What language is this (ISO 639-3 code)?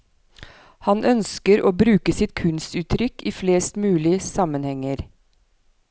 nor